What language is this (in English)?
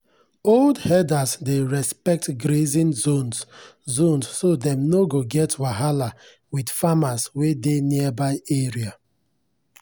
Nigerian Pidgin